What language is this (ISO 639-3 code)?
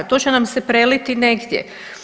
hrv